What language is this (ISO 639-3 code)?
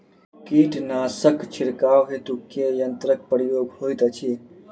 mai